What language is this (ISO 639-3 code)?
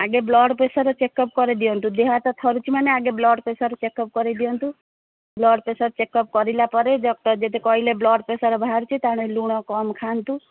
ori